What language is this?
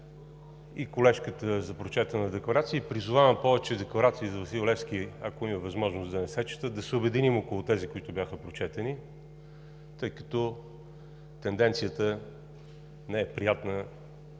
Bulgarian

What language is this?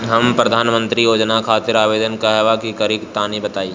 Bhojpuri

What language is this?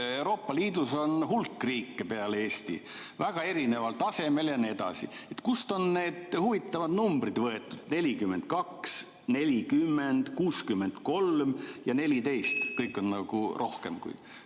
Estonian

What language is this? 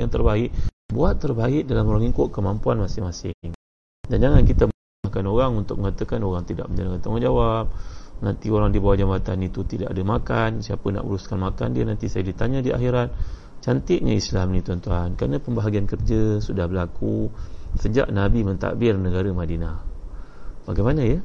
Malay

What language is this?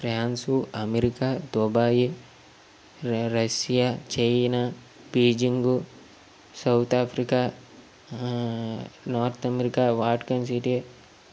Telugu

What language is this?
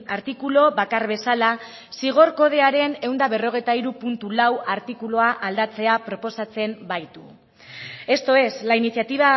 Basque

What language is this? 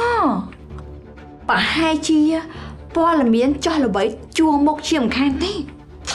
Thai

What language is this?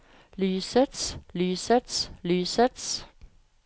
Norwegian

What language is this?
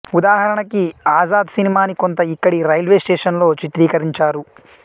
Telugu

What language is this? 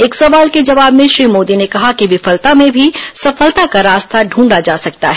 Hindi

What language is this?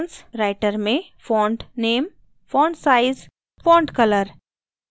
Hindi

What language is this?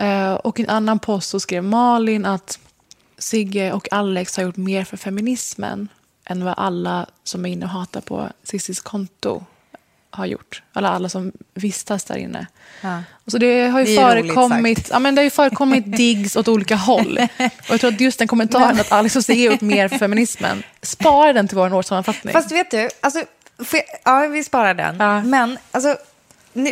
Swedish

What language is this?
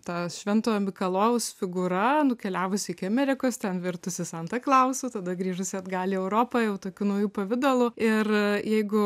Lithuanian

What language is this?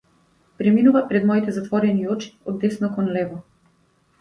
Macedonian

